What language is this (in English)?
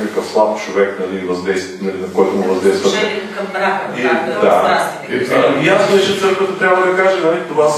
Bulgarian